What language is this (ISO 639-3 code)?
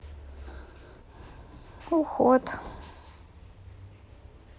rus